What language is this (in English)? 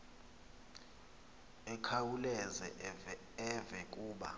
Xhosa